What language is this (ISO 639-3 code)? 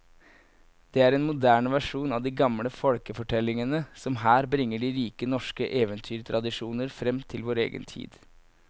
nor